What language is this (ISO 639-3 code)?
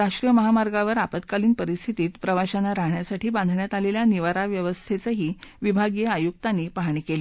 mar